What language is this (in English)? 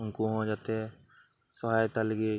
Santali